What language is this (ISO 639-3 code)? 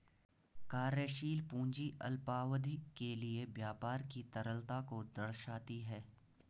hin